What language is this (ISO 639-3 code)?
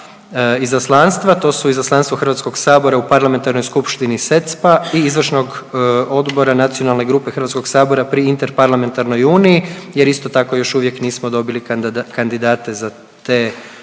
hrv